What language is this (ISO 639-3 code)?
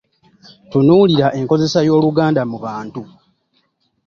lug